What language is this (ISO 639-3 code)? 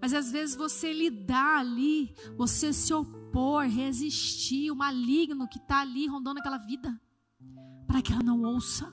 por